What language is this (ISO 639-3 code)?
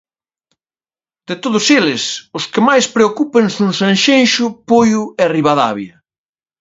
glg